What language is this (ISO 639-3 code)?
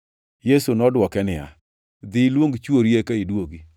luo